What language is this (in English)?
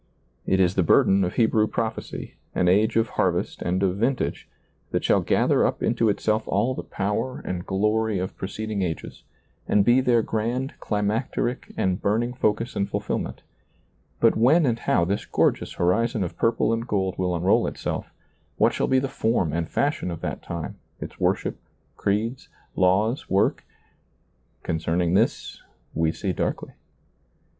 English